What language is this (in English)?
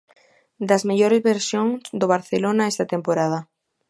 Galician